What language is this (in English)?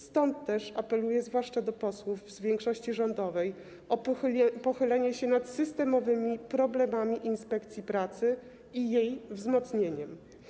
Polish